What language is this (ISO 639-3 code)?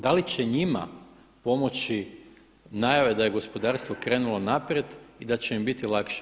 hrv